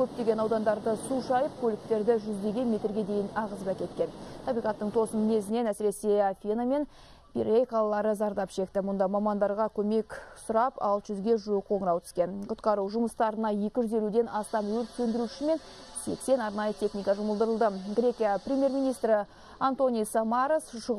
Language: Russian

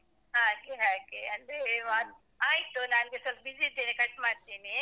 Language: Kannada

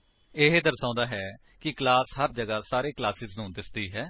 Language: Punjabi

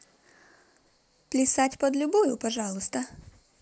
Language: Russian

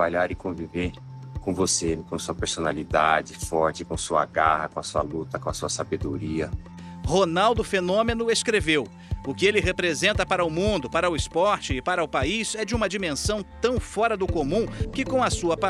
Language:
Portuguese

